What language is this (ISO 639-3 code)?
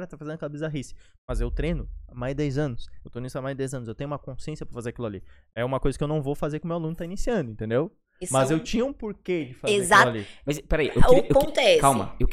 por